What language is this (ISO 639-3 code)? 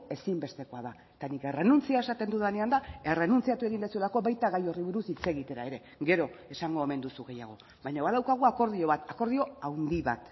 eus